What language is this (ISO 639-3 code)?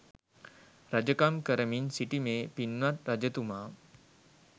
sin